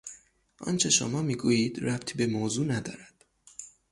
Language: Persian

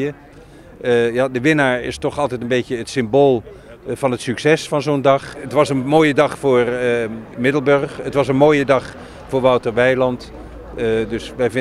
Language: Dutch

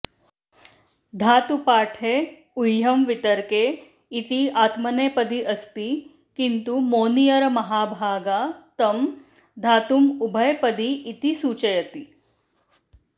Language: Sanskrit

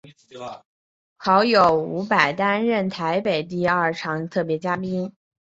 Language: Chinese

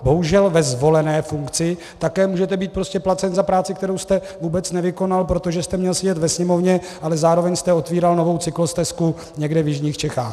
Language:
Czech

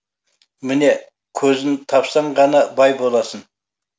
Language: Kazakh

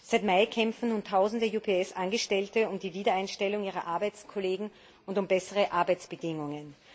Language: German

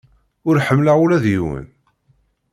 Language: Kabyle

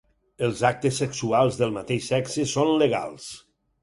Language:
Catalan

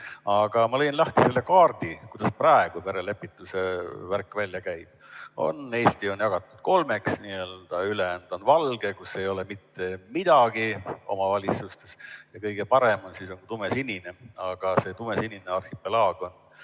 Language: Estonian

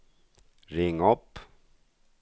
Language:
Swedish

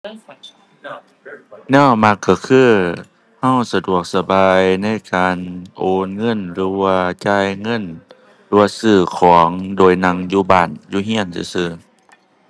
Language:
Thai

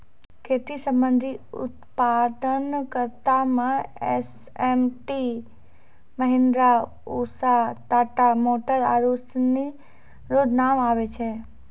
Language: Maithili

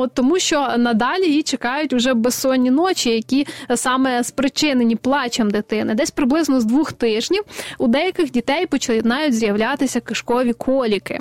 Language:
Ukrainian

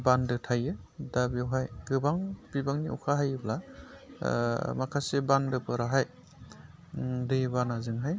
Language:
Bodo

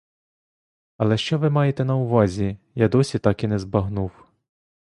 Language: Ukrainian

